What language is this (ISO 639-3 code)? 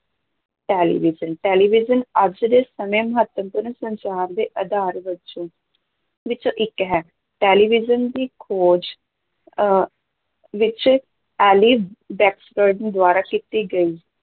pan